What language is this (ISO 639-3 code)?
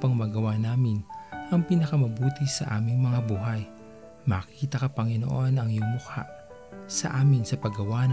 fil